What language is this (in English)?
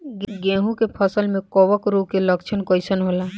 Bhojpuri